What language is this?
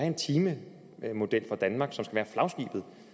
Danish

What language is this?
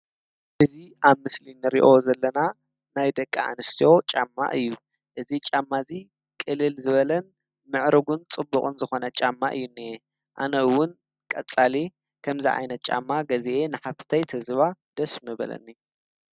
Tigrinya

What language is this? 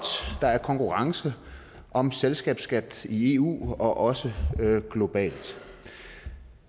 Danish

